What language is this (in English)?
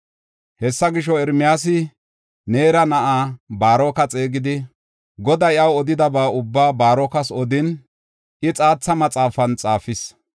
Gofa